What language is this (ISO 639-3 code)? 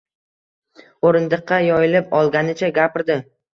uzb